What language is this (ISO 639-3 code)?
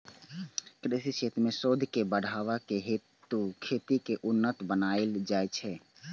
mai